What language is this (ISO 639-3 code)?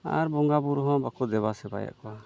sat